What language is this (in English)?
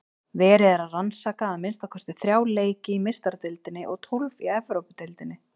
Icelandic